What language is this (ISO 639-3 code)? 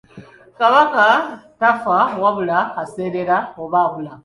lug